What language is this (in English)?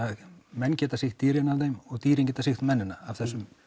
Icelandic